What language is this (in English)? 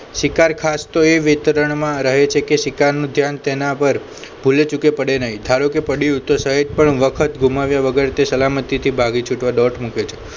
Gujarati